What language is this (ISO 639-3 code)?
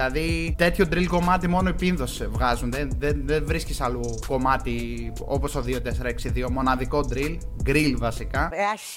ell